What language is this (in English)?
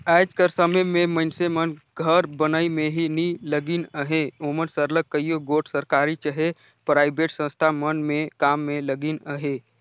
Chhattisgarhi